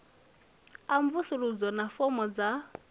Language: Venda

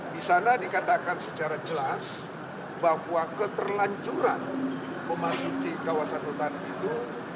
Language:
Indonesian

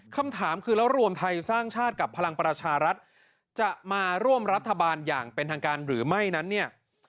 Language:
Thai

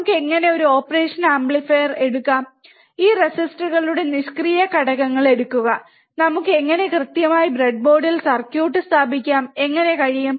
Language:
Malayalam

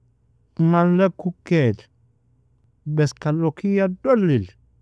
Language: Nobiin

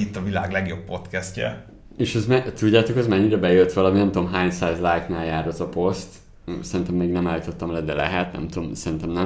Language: Hungarian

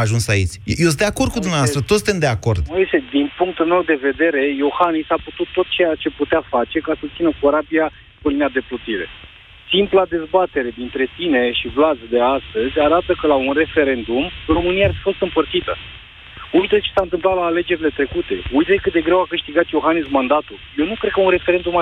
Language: Romanian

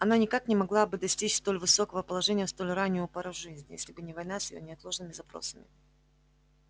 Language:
Russian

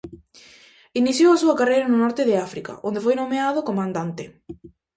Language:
Galician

